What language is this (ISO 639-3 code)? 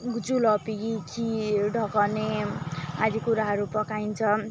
nep